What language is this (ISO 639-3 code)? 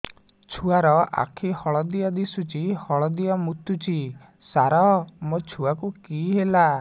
ori